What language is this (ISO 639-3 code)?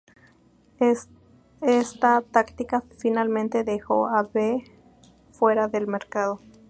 spa